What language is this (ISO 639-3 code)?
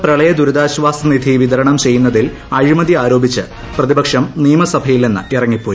mal